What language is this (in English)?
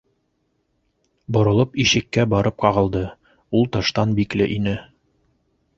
Bashkir